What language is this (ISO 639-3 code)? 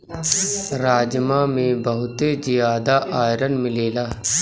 bho